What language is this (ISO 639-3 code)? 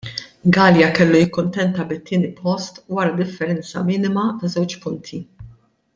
mlt